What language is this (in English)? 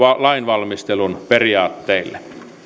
Finnish